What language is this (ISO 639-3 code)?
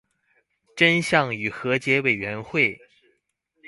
zho